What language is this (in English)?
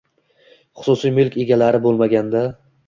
Uzbek